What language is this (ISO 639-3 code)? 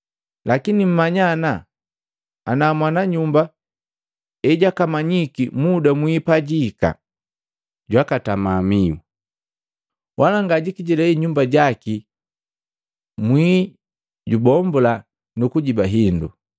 mgv